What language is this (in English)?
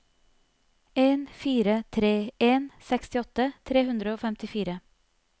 Norwegian